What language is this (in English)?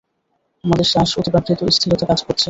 Bangla